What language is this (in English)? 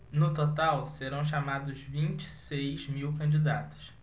Portuguese